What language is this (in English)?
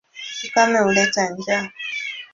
Swahili